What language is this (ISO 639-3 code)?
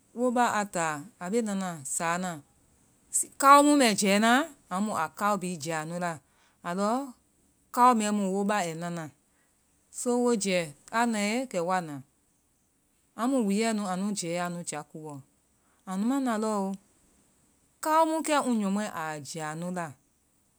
vai